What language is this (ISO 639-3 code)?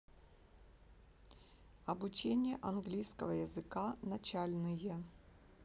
rus